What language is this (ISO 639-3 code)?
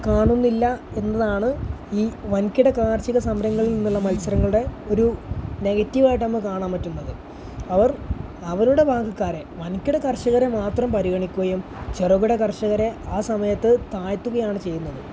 mal